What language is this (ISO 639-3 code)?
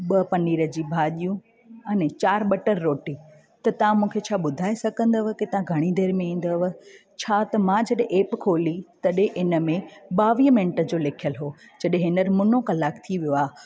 snd